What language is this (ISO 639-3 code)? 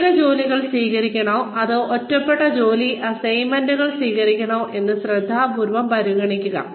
mal